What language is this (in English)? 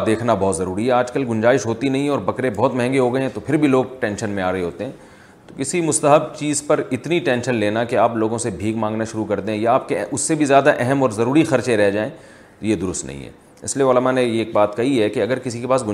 Urdu